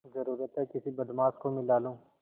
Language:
Hindi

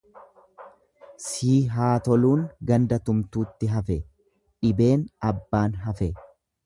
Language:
Oromo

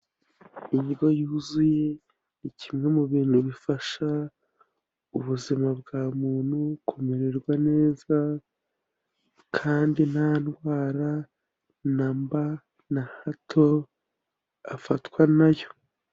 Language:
Kinyarwanda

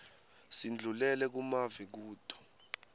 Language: Swati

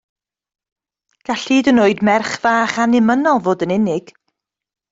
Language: Welsh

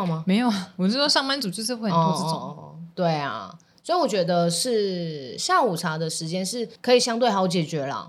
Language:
Chinese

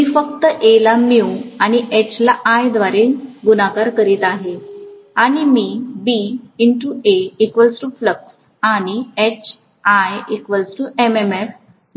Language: Marathi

